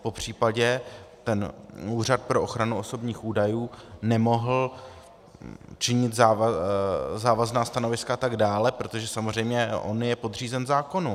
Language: Czech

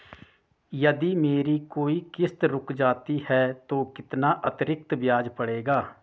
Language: Hindi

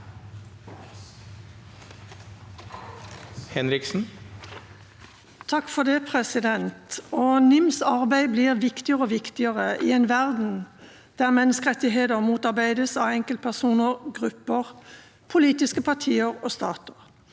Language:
Norwegian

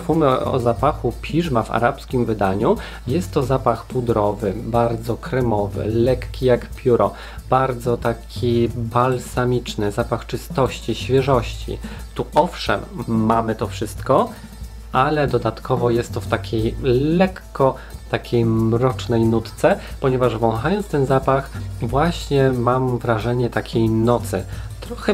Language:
Polish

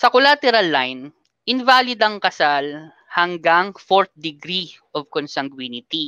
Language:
Filipino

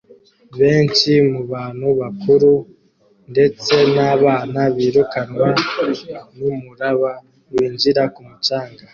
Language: Kinyarwanda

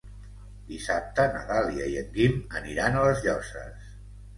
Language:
Catalan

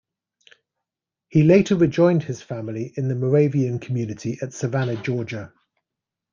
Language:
English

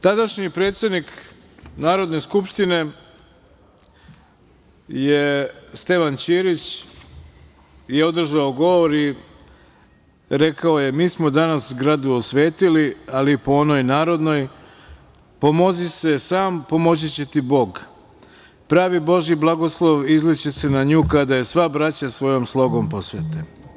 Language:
Serbian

